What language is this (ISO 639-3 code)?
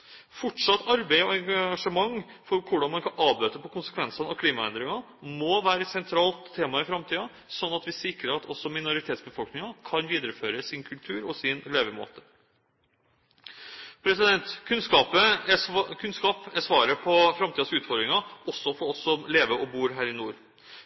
nob